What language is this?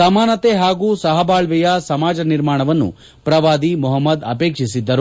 Kannada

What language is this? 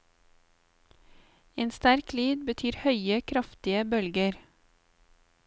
Norwegian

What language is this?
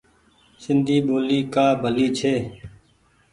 Goaria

